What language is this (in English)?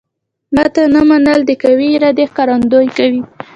Pashto